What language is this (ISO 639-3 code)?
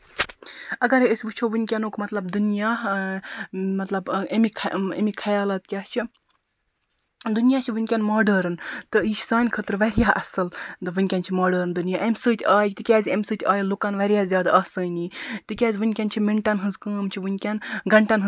kas